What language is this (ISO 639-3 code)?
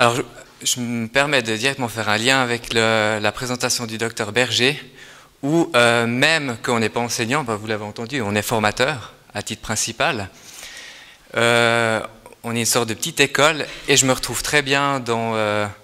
fra